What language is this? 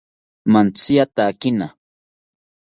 South Ucayali Ashéninka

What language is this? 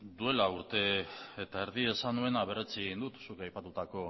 Basque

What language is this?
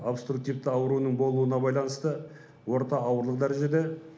Kazakh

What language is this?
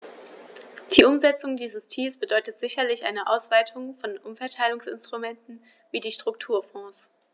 German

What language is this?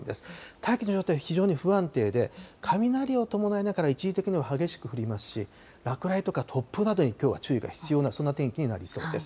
Japanese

